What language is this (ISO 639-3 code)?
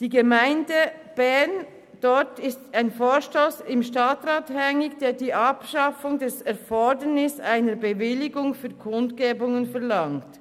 gsw